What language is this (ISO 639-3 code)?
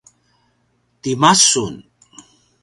pwn